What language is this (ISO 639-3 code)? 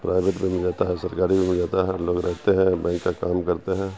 urd